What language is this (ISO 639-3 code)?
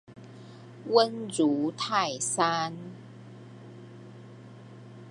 nan